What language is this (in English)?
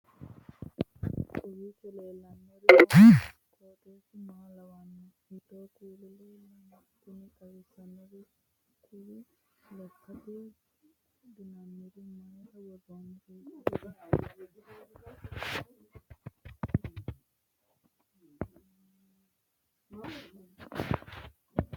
Sidamo